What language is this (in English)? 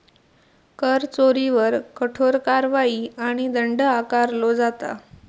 Marathi